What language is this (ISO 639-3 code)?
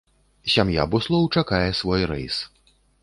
bel